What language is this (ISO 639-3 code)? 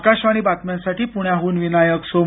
mar